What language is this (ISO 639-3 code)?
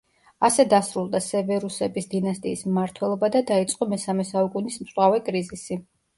kat